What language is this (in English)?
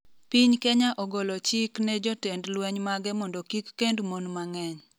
Luo (Kenya and Tanzania)